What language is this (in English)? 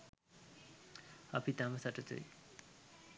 Sinhala